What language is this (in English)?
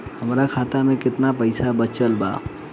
Bhojpuri